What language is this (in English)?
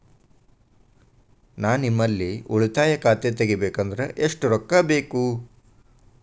Kannada